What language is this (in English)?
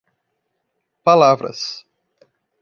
Portuguese